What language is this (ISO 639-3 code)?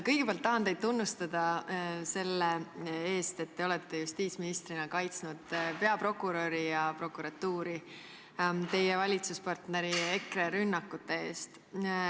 est